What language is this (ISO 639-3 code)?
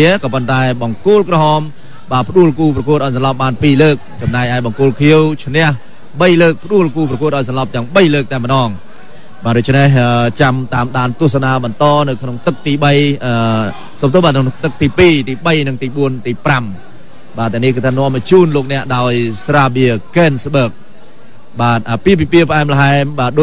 tha